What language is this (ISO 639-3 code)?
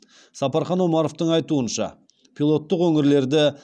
kaz